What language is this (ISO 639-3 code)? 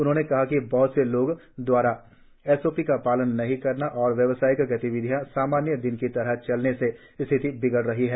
hin